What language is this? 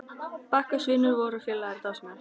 Icelandic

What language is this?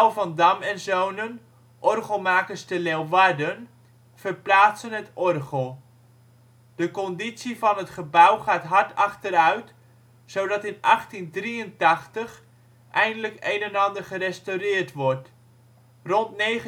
Dutch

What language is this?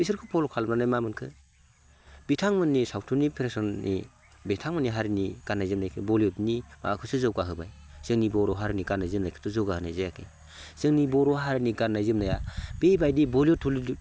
Bodo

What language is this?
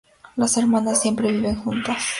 Spanish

